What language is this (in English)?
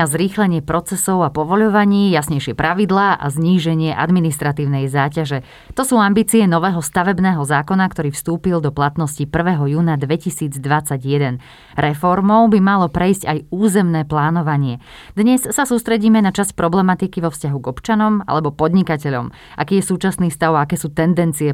Slovak